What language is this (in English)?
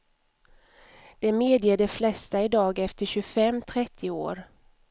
Swedish